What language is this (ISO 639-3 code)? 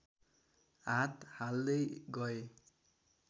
nep